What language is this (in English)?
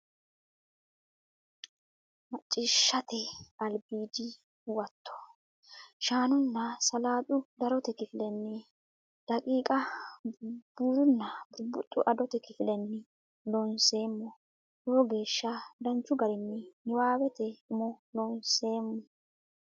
Sidamo